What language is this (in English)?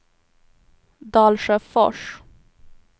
Swedish